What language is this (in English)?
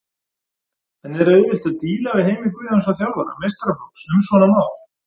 Icelandic